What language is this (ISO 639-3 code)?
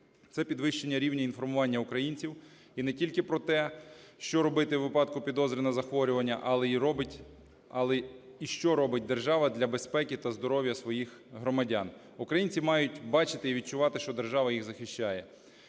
ukr